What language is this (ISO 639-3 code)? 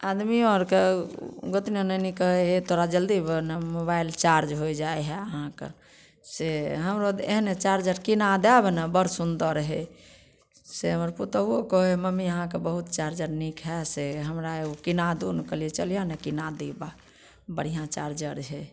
mai